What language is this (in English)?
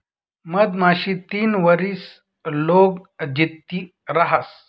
Marathi